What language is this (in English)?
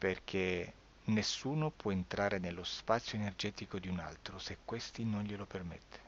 Italian